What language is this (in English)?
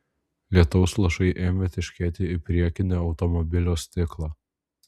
Lithuanian